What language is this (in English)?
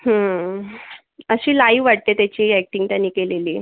Marathi